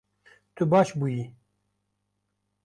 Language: Kurdish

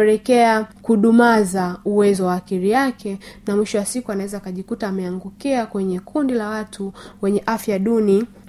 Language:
Swahili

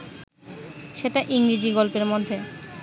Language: Bangla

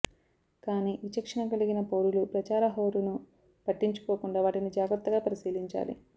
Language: Telugu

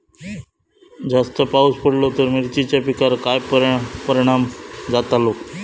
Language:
Marathi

